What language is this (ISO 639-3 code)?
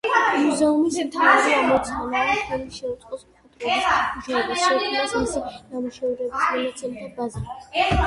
kat